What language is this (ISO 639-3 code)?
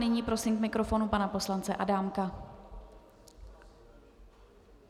ces